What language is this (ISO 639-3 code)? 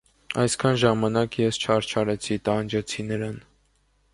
hye